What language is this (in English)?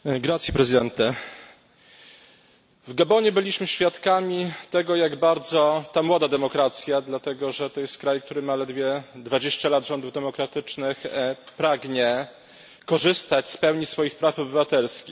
Polish